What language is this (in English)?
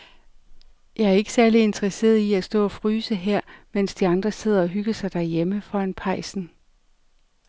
Danish